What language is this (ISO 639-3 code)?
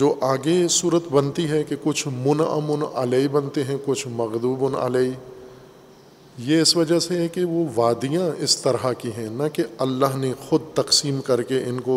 urd